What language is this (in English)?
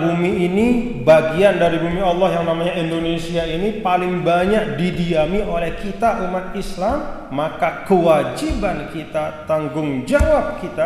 Indonesian